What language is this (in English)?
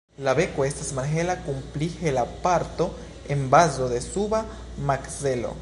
Esperanto